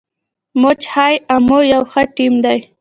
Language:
Pashto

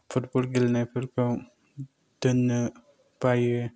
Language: Bodo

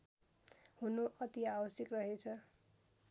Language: Nepali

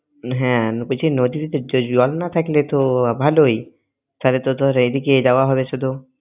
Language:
Bangla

